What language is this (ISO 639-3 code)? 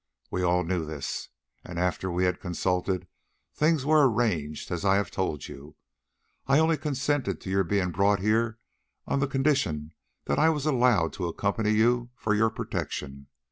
eng